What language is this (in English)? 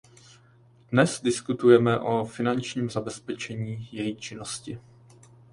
Czech